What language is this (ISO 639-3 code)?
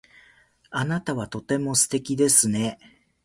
jpn